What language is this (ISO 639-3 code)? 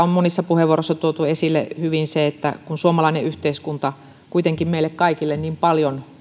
fin